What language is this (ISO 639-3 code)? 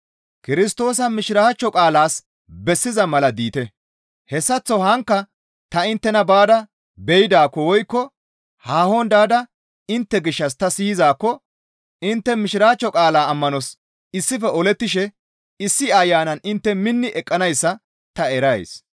gmv